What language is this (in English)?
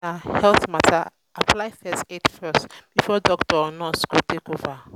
Nigerian Pidgin